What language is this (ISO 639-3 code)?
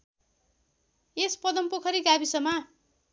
nep